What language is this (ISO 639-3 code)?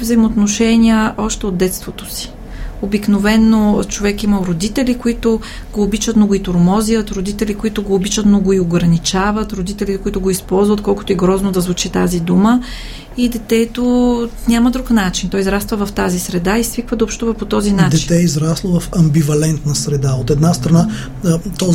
bul